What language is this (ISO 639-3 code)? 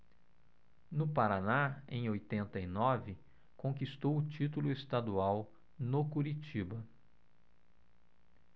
por